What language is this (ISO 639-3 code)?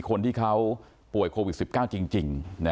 tha